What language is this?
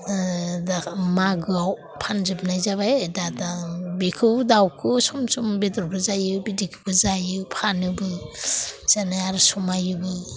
Bodo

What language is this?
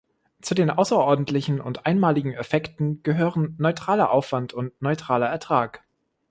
German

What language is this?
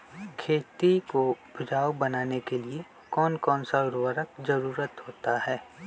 Magahi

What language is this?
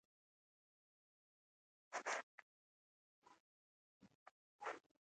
Pashto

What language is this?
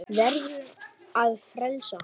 Icelandic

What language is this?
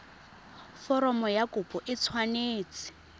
Tswana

